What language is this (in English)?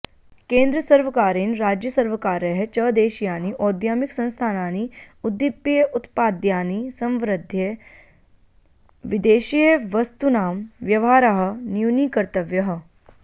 Sanskrit